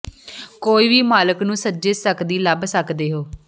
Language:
Punjabi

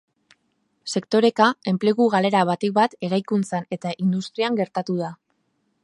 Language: Basque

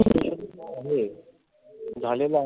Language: Marathi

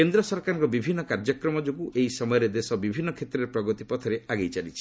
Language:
Odia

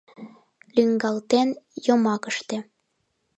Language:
Mari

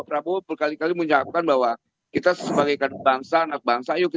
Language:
Indonesian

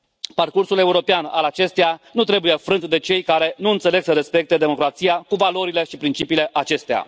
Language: Romanian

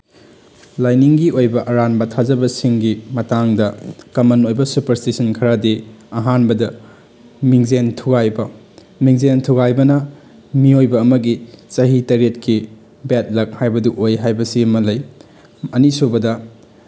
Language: Manipuri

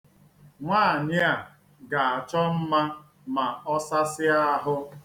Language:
Igbo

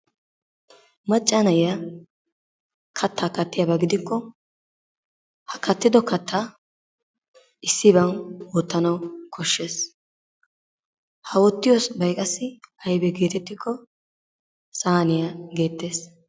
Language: Wolaytta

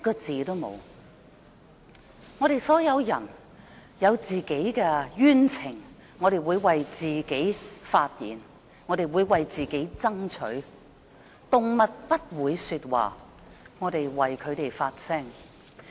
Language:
Cantonese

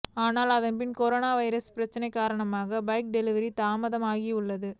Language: Tamil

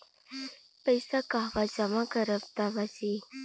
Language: Bhojpuri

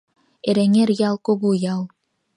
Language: Mari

